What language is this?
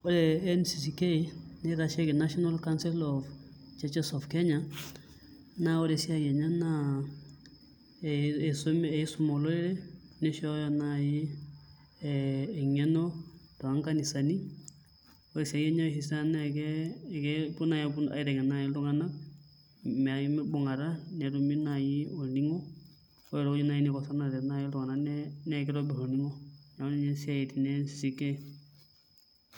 Masai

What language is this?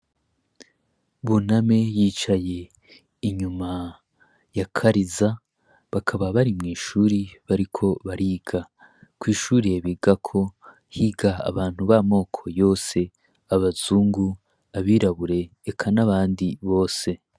Rundi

